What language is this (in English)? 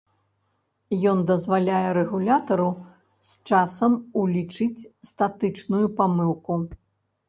Belarusian